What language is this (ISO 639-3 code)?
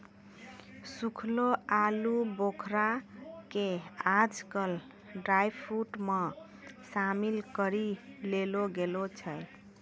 mai